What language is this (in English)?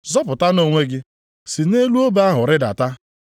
Igbo